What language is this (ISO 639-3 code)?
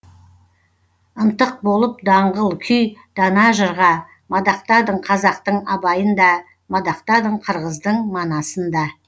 kaz